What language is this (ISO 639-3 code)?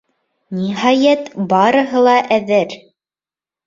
bak